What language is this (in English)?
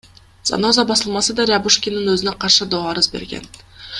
Kyrgyz